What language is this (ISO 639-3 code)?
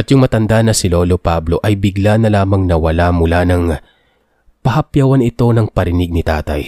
fil